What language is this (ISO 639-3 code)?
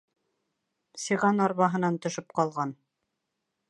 bak